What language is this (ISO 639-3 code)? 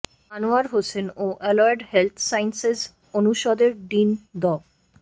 ben